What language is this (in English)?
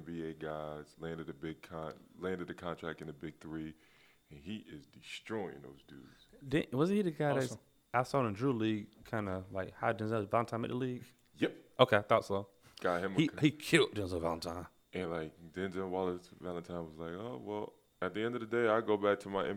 English